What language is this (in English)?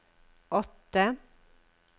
Norwegian